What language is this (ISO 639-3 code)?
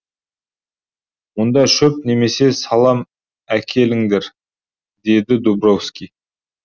kaz